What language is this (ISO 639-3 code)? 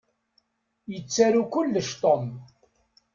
kab